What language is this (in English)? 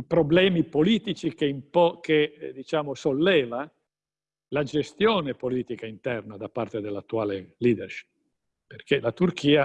Italian